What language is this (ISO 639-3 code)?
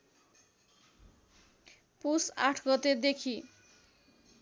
nep